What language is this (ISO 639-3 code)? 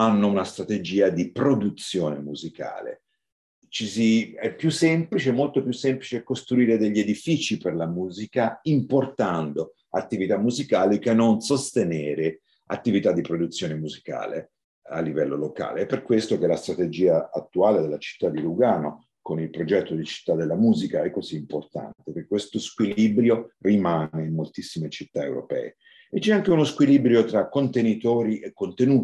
ita